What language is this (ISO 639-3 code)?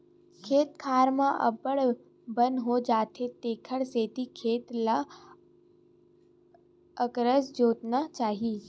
hne